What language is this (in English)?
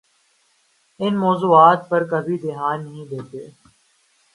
Urdu